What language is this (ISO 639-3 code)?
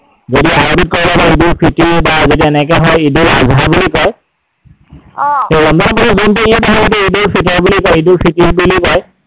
asm